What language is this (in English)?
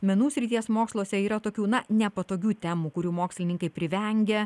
Lithuanian